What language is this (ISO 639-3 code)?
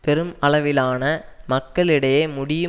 tam